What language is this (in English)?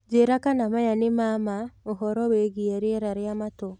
Kikuyu